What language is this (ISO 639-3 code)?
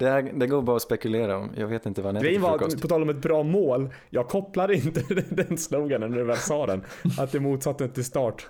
swe